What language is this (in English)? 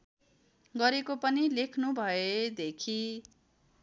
Nepali